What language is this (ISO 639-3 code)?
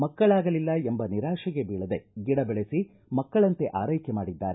kan